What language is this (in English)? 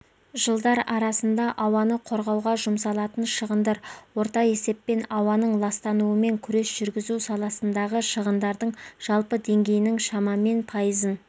Kazakh